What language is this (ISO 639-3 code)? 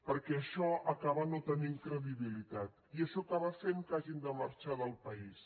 cat